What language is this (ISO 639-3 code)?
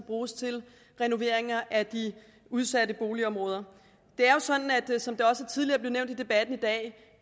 dan